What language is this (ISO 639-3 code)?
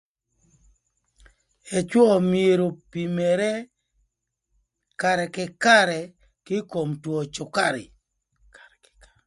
lth